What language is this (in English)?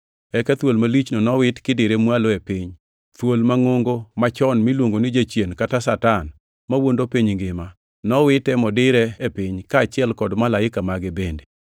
Luo (Kenya and Tanzania)